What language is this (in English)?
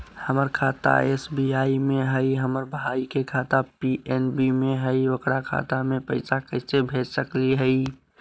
Magahi